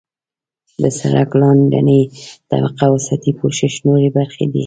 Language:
Pashto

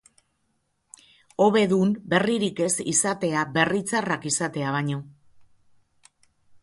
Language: Basque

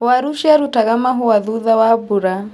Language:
Kikuyu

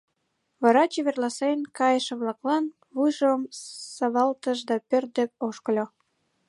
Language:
Mari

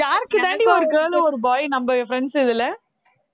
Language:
Tamil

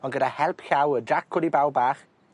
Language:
Welsh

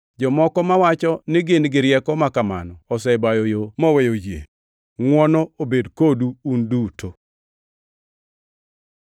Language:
Luo (Kenya and Tanzania)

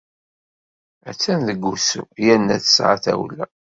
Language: Kabyle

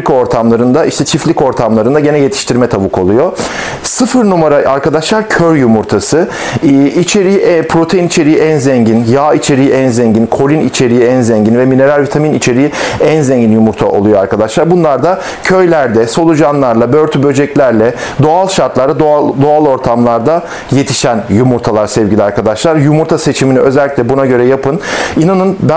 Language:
Turkish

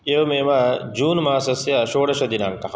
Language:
Sanskrit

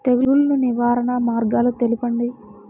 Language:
Telugu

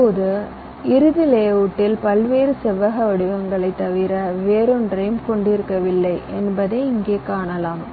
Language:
Tamil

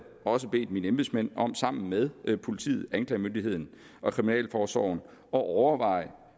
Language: Danish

